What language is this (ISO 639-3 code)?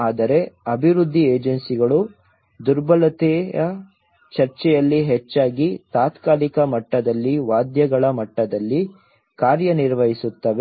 kan